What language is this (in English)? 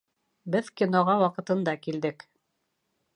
Bashkir